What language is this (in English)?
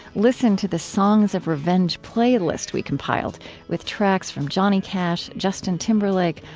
English